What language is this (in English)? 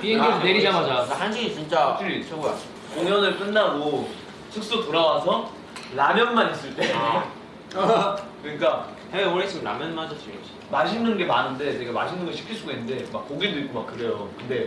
Korean